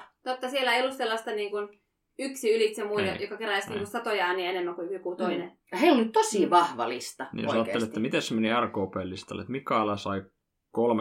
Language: Finnish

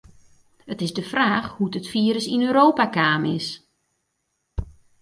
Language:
Western Frisian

